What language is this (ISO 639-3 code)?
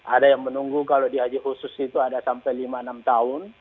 ind